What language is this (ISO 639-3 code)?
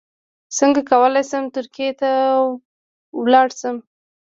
pus